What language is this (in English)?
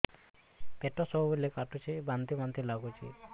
Odia